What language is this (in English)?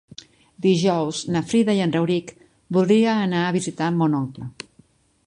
Catalan